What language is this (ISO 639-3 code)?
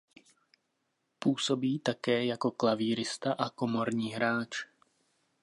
ces